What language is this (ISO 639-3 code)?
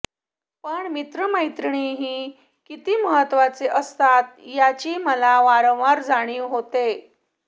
mar